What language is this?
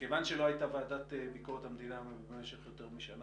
Hebrew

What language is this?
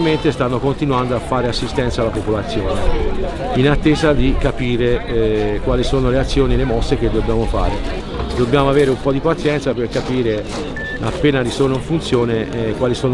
Italian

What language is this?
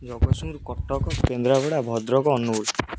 Odia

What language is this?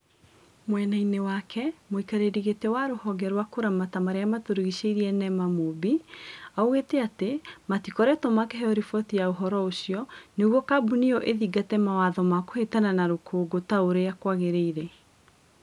Kikuyu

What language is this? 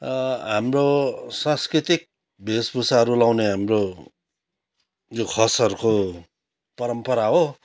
Nepali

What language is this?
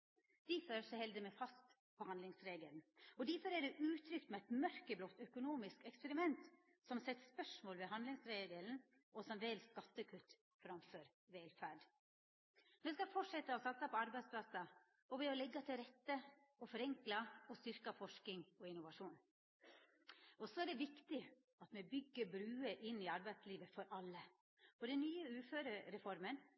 Norwegian Nynorsk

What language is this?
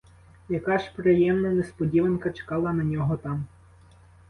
Ukrainian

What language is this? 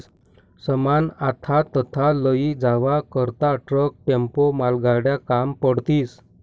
Marathi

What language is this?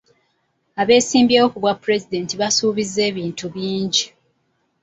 Ganda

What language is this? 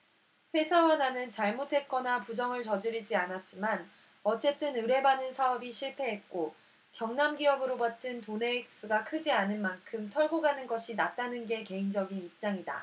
Korean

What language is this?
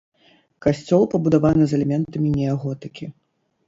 Belarusian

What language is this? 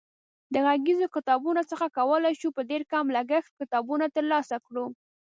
Pashto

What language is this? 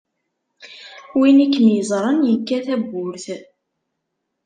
Kabyle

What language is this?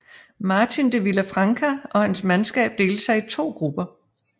Danish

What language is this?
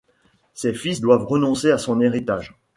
French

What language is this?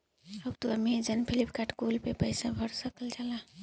Bhojpuri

